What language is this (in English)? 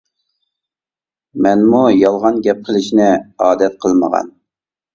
Uyghur